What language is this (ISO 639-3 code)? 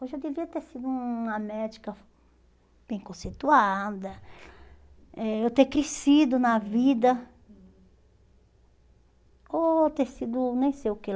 por